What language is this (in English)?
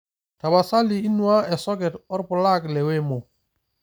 Masai